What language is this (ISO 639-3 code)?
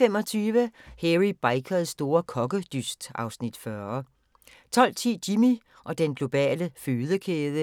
dan